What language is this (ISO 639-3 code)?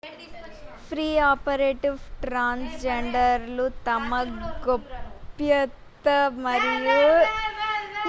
tel